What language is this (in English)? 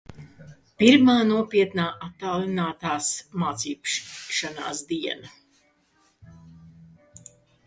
Latvian